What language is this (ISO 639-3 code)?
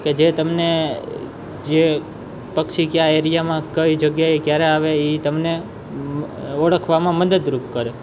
guj